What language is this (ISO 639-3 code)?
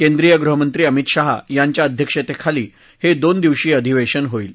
mar